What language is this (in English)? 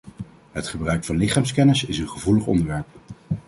Dutch